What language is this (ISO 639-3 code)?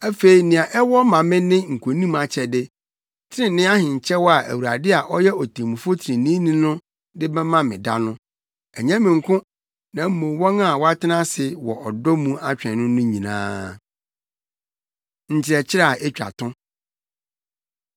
aka